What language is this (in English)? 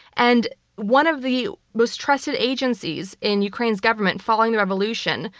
English